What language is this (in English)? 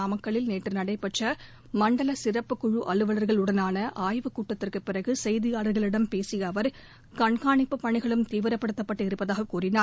Tamil